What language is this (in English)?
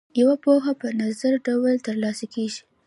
Pashto